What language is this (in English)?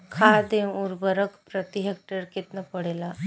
Bhojpuri